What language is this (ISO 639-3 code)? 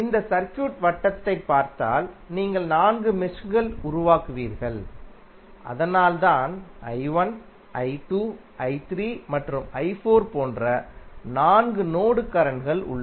tam